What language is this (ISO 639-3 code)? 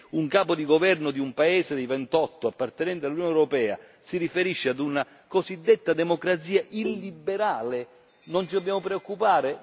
ita